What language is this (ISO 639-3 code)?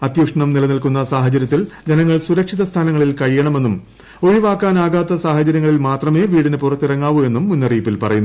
mal